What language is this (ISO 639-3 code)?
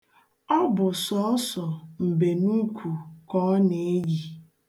ibo